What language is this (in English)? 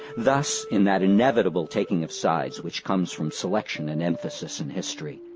English